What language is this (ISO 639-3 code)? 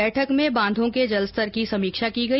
hin